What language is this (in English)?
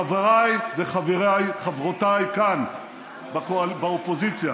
Hebrew